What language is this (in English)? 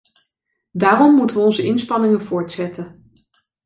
Dutch